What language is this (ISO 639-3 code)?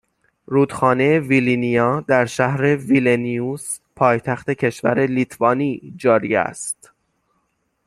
fas